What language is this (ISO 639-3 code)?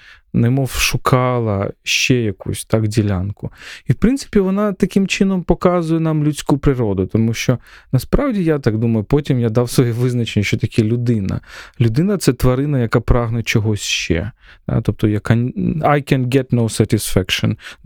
ukr